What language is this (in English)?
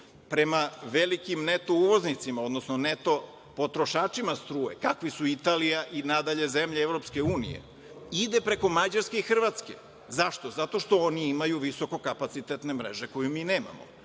Serbian